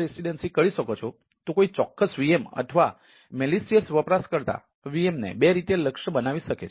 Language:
Gujarati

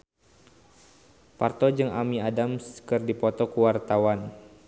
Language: Sundanese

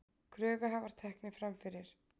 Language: Icelandic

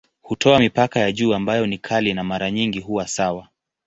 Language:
Swahili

